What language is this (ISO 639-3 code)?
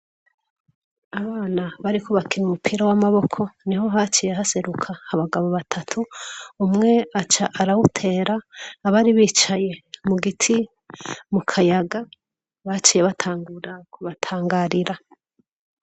run